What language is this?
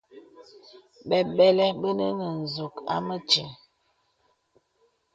Bebele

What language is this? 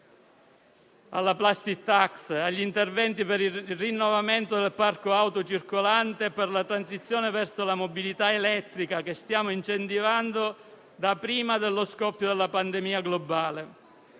Italian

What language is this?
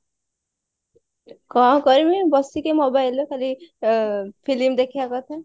Odia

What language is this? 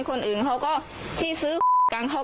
Thai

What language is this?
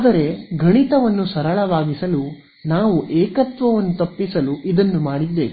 Kannada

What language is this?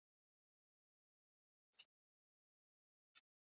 Basque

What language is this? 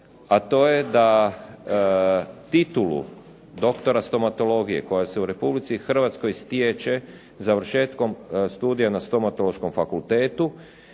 Croatian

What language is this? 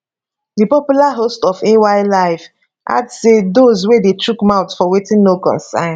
Nigerian Pidgin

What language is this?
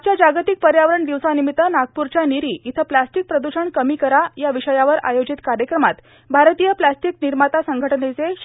Marathi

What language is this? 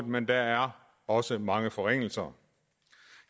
Danish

